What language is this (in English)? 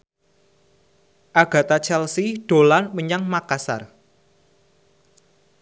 Javanese